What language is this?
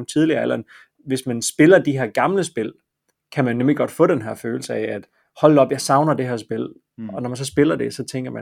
Danish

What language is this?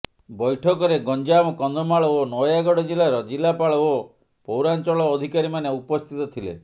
Odia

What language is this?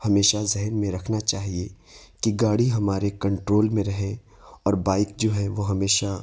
Urdu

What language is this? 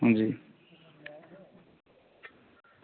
Dogri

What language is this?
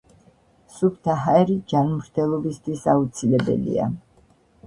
Georgian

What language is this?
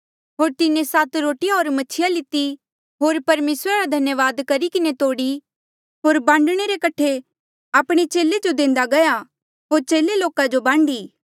Mandeali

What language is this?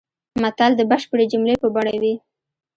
Pashto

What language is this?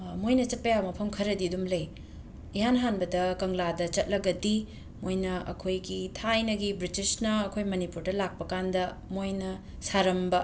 Manipuri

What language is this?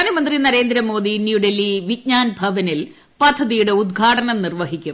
Malayalam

